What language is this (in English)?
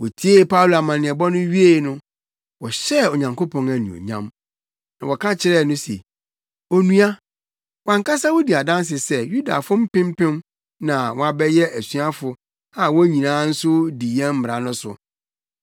Akan